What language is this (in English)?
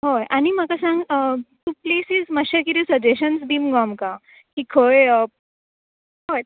Konkani